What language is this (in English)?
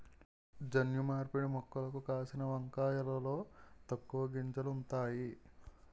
Telugu